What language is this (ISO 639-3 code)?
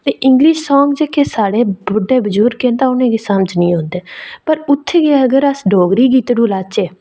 doi